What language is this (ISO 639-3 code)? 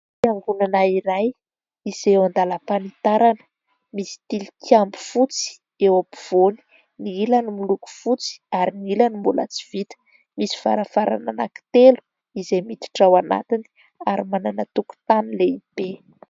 mlg